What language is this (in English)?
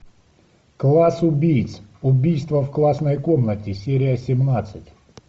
Russian